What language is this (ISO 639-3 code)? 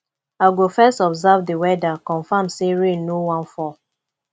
pcm